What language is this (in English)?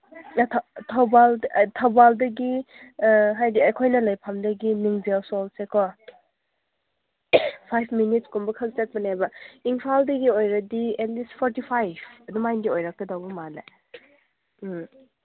Manipuri